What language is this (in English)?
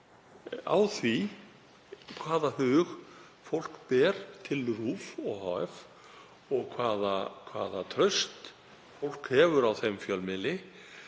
Icelandic